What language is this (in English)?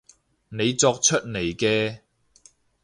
Cantonese